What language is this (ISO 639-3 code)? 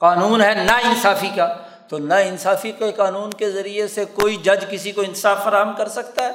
urd